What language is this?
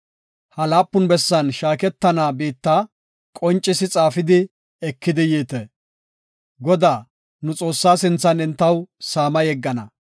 Gofa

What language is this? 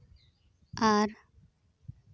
Santali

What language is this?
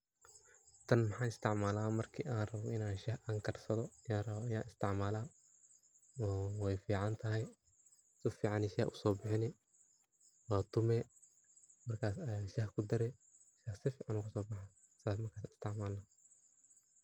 Somali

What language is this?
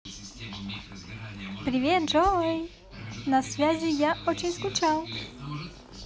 Russian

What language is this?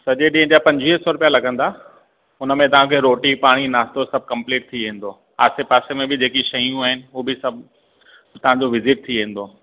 Sindhi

